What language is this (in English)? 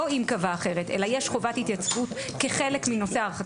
Hebrew